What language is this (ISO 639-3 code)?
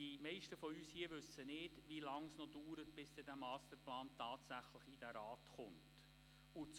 gsw